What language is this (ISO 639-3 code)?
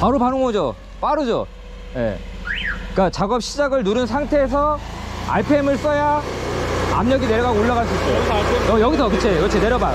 kor